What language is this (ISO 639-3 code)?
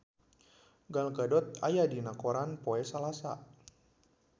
sun